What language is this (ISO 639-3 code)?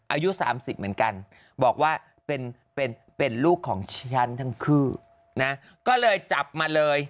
tha